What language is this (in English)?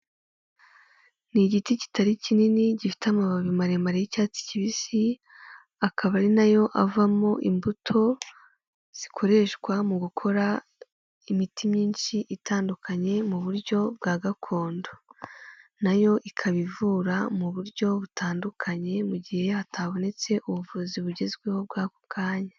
Kinyarwanda